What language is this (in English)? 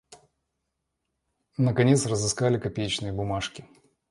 Russian